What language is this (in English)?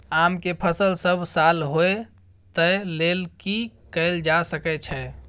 Maithili